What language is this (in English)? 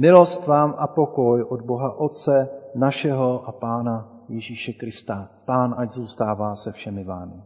Czech